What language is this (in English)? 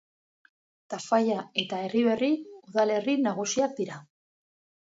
Basque